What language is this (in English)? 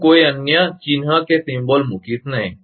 Gujarati